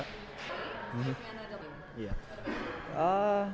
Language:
Indonesian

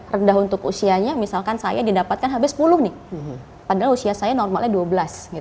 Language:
Indonesian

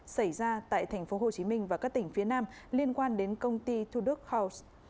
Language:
Vietnamese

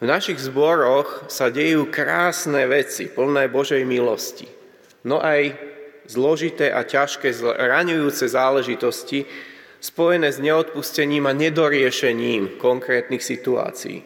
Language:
Slovak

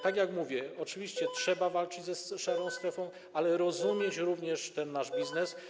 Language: Polish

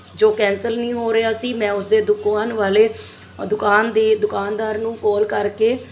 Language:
Punjabi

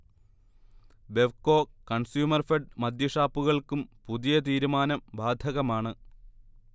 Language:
Malayalam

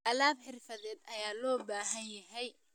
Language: Somali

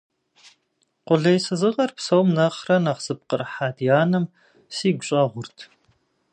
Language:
Kabardian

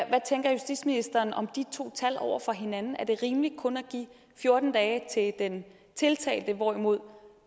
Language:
Danish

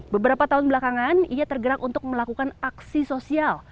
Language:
Indonesian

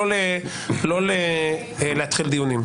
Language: Hebrew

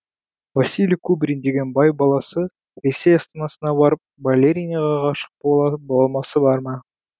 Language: Kazakh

